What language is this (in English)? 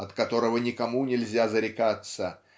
Russian